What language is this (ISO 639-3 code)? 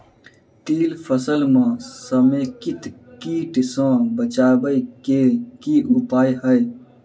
mai